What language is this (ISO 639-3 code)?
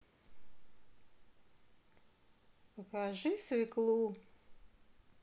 rus